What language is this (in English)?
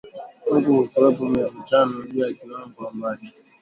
Swahili